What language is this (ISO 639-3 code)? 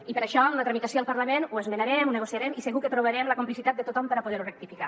cat